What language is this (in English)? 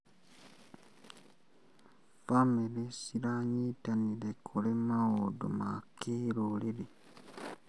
Kikuyu